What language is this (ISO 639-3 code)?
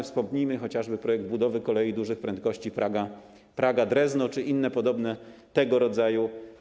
pol